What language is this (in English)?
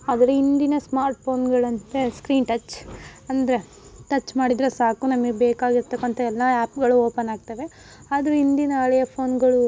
Kannada